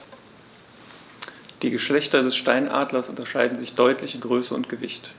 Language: German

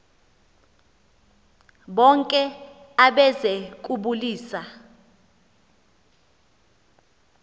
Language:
Xhosa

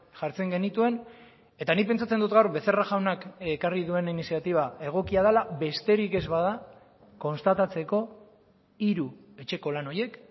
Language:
Basque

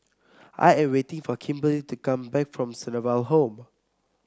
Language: English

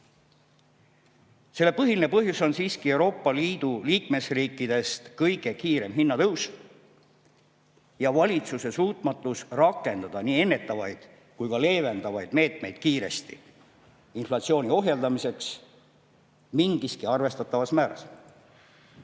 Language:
Estonian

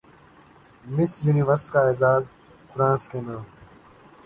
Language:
Urdu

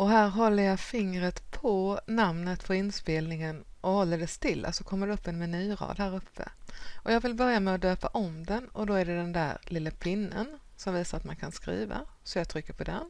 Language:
Swedish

